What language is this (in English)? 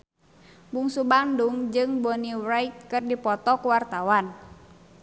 Sundanese